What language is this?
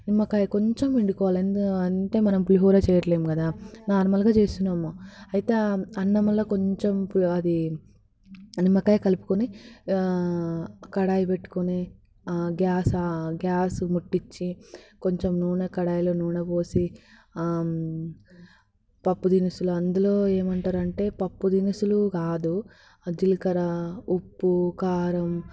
Telugu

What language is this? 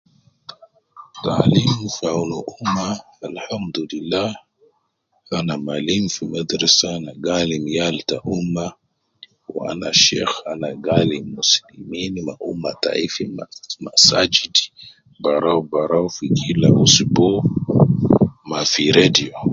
Nubi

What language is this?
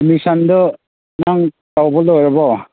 Manipuri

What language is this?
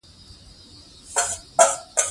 Pashto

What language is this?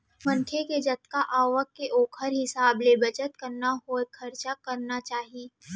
Chhattisgarhi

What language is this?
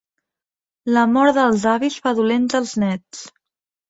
Catalan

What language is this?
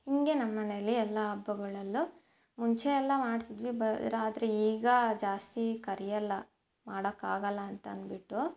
Kannada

